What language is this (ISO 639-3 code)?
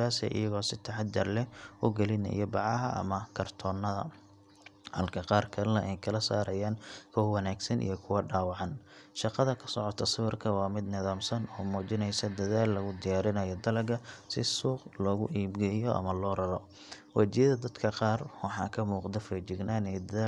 som